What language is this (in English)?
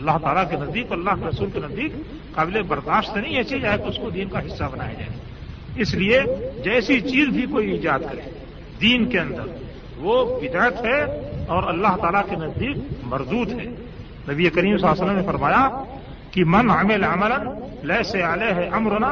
Urdu